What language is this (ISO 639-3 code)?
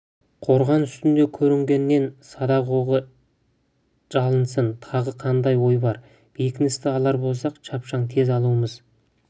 kaz